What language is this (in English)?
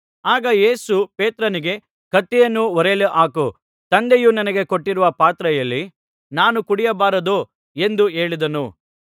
Kannada